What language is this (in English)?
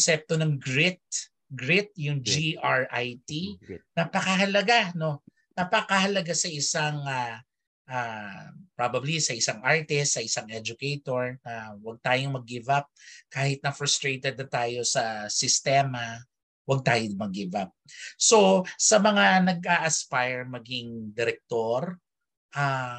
Filipino